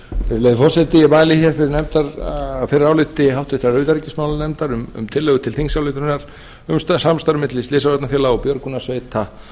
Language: Icelandic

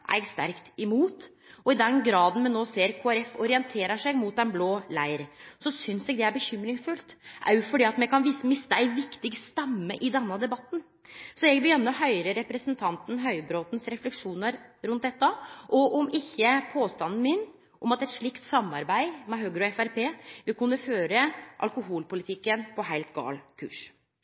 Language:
Norwegian Nynorsk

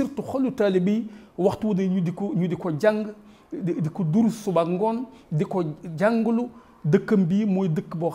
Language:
Arabic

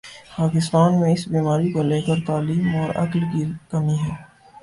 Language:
Urdu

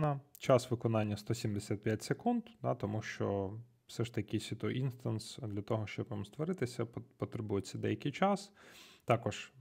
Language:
Ukrainian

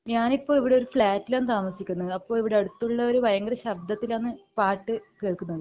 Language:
Malayalam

